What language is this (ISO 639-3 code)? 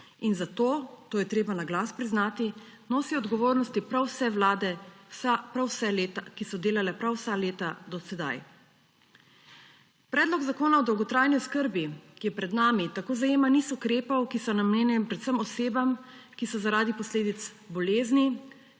slv